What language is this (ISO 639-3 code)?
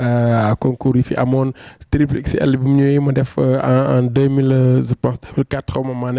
fra